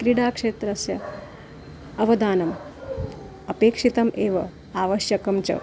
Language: Sanskrit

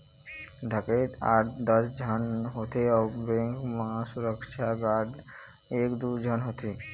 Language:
Chhattisgarhi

